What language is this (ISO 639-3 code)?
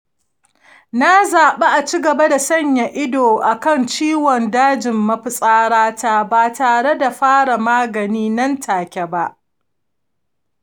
hau